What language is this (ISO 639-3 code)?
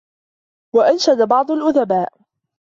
ara